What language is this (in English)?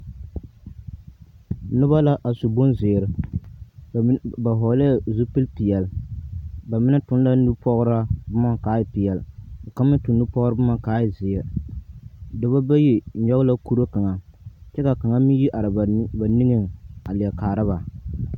Southern Dagaare